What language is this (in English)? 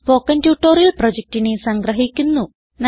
Malayalam